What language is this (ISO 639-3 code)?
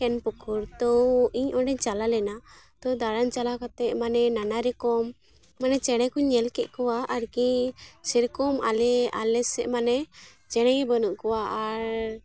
sat